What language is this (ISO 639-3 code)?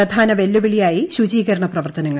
mal